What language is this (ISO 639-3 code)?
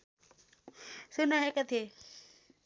nep